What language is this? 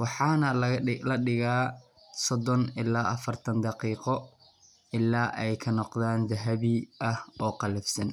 Somali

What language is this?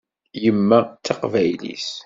Kabyle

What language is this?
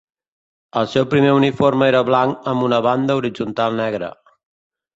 Catalan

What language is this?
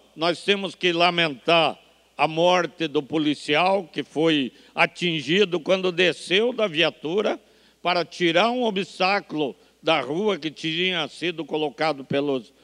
Portuguese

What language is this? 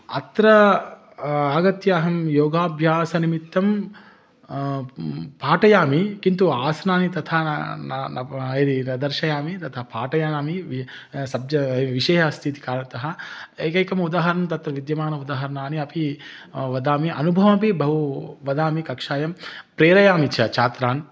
Sanskrit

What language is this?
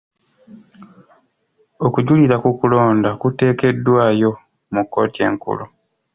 Ganda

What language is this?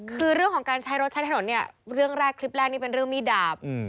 Thai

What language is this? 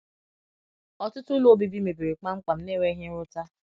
Igbo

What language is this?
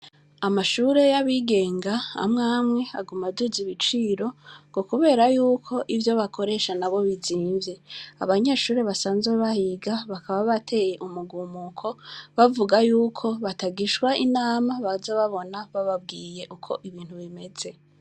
Rundi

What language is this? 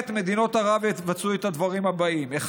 Hebrew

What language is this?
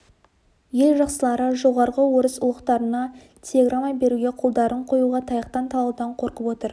Kazakh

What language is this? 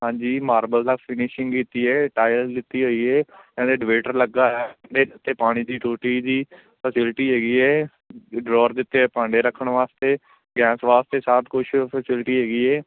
Punjabi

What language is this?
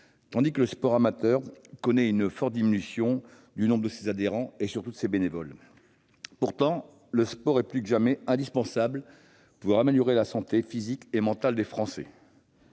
French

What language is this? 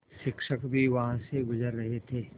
Hindi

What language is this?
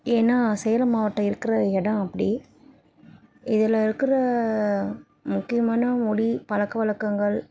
Tamil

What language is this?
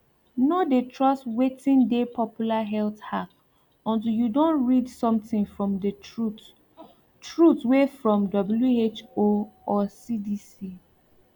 Nigerian Pidgin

